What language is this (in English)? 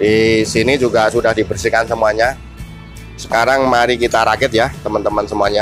Indonesian